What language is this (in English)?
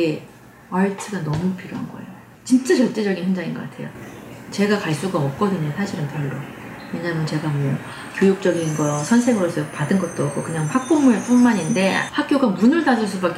Korean